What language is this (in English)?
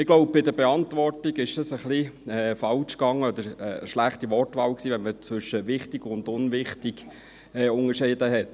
Swiss German